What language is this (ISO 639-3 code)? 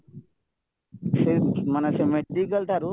ori